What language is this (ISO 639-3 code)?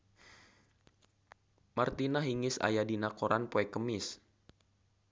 sun